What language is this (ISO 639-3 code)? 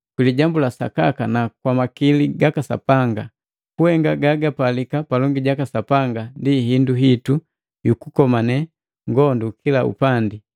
mgv